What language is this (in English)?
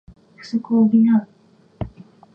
Japanese